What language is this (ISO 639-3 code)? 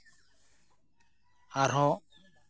sat